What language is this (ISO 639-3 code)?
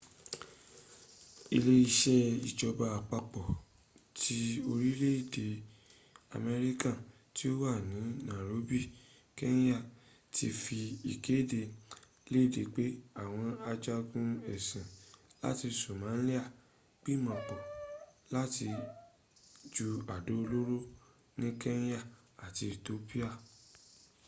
yor